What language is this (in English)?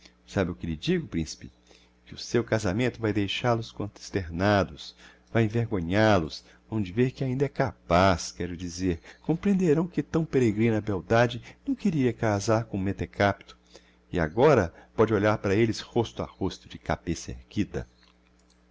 Portuguese